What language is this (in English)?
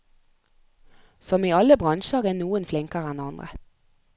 Norwegian